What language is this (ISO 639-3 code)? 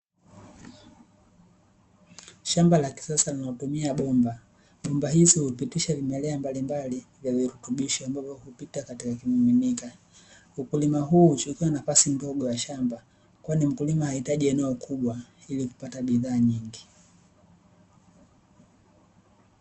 swa